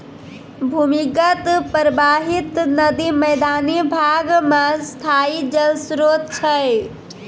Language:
Maithili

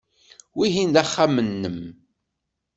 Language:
Kabyle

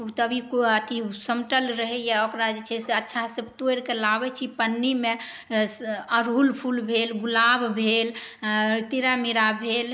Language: Maithili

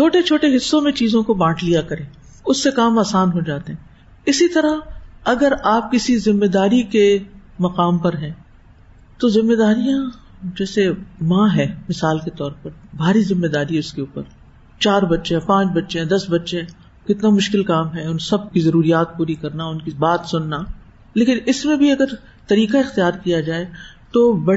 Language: Urdu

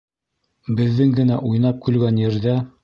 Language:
Bashkir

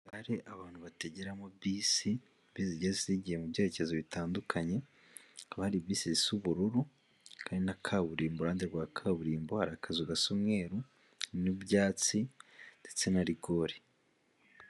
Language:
Kinyarwanda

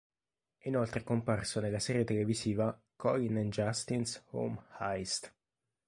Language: Italian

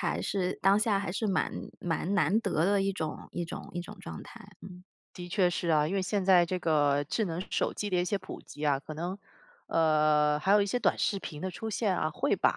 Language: Chinese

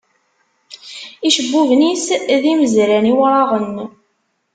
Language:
Kabyle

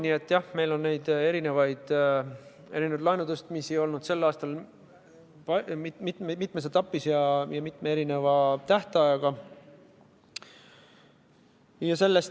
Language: Estonian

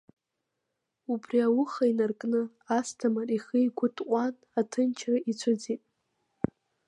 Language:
Abkhazian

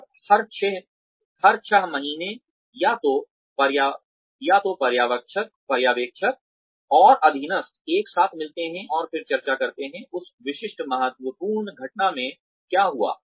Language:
Hindi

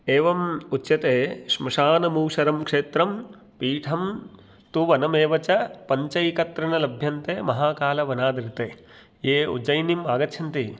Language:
Sanskrit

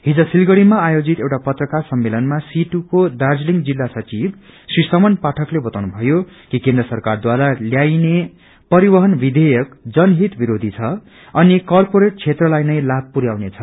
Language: Nepali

